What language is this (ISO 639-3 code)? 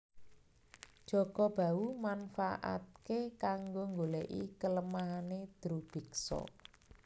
jav